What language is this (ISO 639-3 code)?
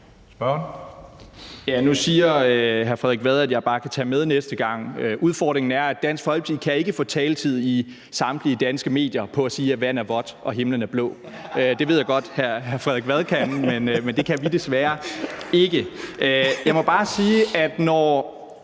dan